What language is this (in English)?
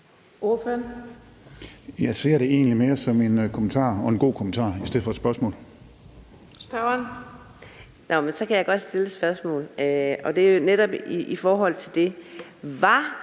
Danish